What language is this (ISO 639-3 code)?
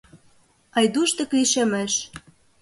chm